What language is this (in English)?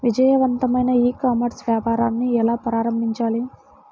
Telugu